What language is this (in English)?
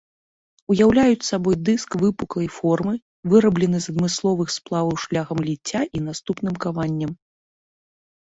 Belarusian